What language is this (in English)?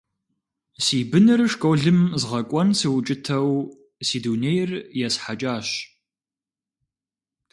Kabardian